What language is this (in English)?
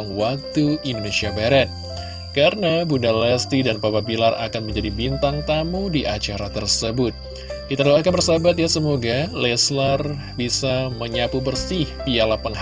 Indonesian